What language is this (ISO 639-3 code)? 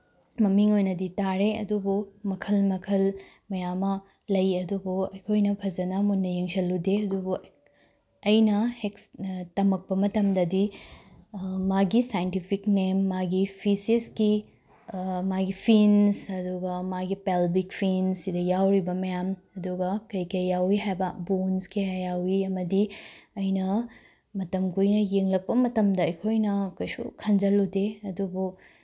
mni